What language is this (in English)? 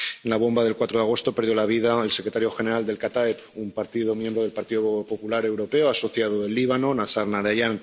Spanish